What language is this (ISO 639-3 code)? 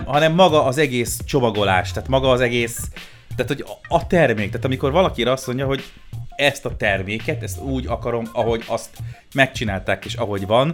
hun